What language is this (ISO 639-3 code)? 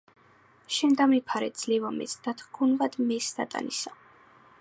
kat